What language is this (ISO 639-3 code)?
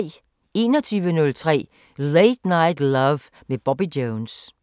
dan